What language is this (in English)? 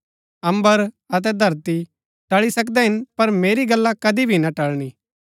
Gaddi